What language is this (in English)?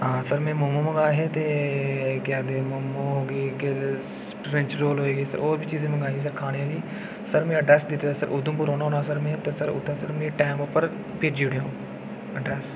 Dogri